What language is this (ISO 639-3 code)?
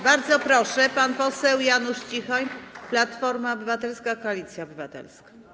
pol